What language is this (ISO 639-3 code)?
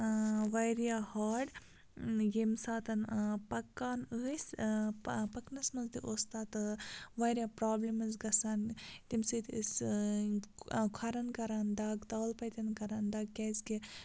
kas